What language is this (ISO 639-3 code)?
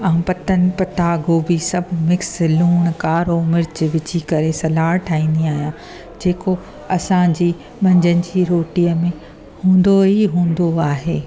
snd